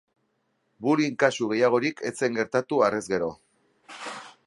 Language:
Basque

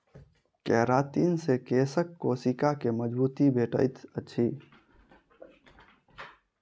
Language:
Maithili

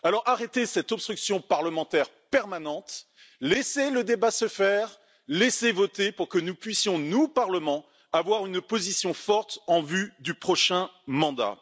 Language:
French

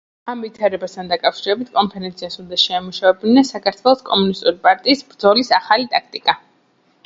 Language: Georgian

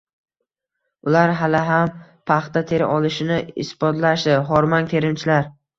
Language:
Uzbek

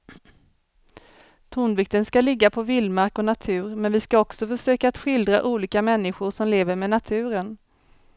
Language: Swedish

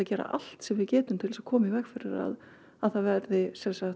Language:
Icelandic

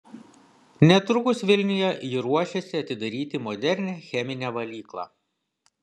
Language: Lithuanian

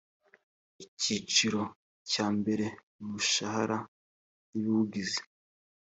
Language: Kinyarwanda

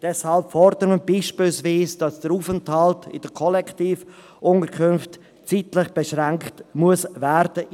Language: Swiss German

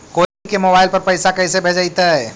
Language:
Magahi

